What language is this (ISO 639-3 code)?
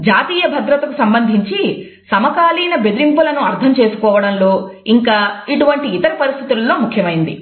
tel